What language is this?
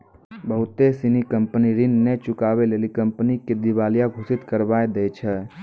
Maithili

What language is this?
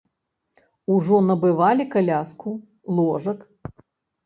Belarusian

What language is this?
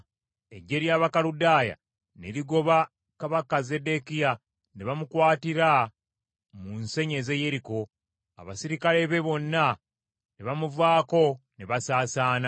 Ganda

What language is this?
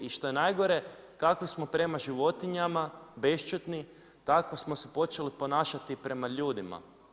Croatian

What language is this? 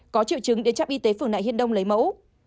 Vietnamese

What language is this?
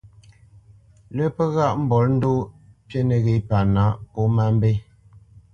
Bamenyam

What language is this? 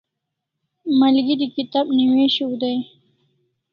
Kalasha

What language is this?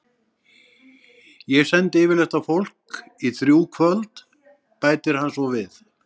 Icelandic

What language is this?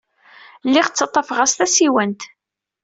Kabyle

